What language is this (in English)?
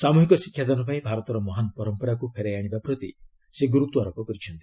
Odia